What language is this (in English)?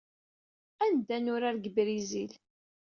Kabyle